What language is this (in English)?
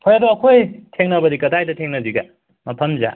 Manipuri